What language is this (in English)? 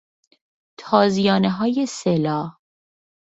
Persian